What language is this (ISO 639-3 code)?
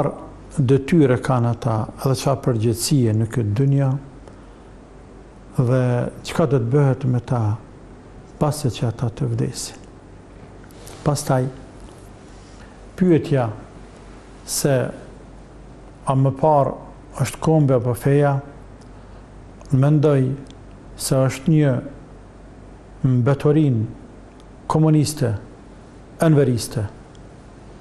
ara